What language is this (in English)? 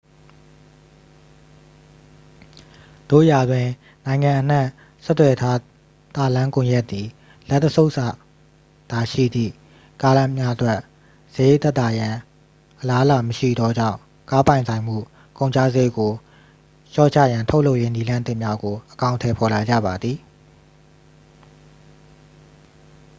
Burmese